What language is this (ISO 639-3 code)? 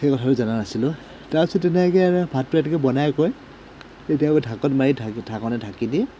asm